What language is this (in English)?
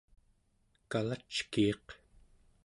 Central Yupik